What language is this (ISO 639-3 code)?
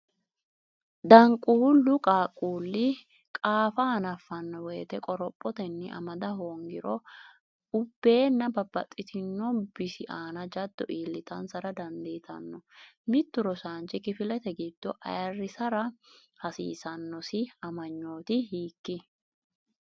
sid